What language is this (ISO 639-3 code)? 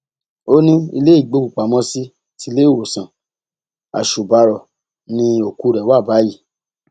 yor